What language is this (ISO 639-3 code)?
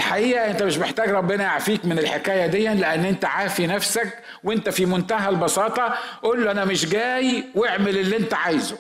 ara